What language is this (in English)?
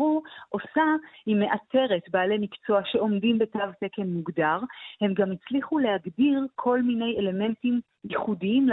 Hebrew